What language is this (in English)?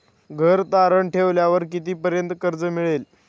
Marathi